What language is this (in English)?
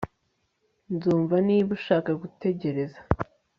Kinyarwanda